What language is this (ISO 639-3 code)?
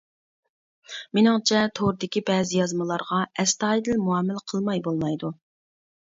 uig